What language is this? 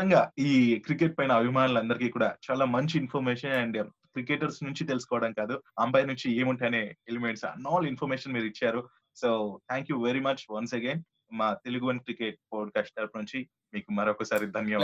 Telugu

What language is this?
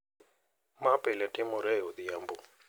Luo (Kenya and Tanzania)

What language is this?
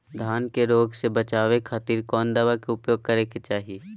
Magahi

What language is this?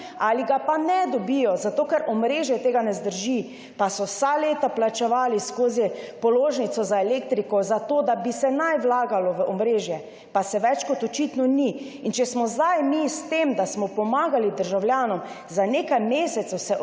Slovenian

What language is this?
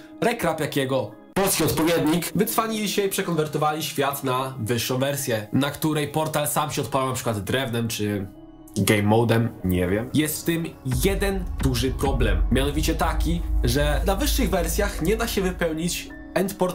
Polish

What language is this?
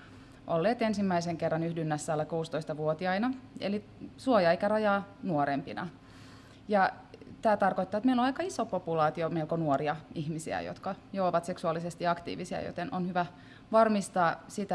Finnish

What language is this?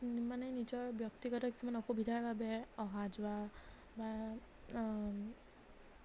Assamese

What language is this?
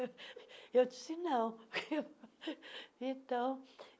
Portuguese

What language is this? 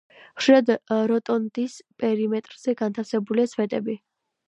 Georgian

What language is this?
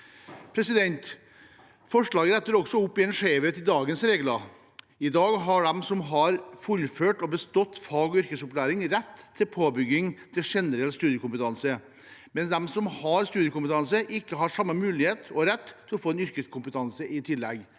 Norwegian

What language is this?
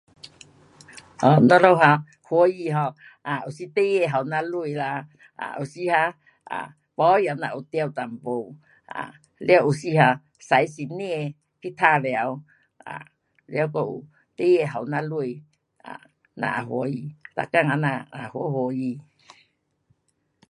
Pu-Xian Chinese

